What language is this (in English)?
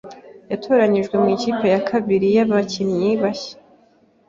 Kinyarwanda